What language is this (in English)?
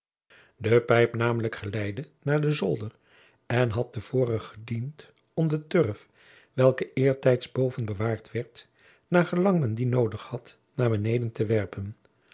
Dutch